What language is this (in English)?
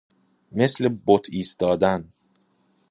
Persian